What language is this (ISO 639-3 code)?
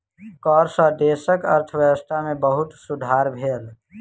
mai